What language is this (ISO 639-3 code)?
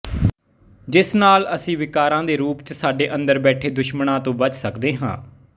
pan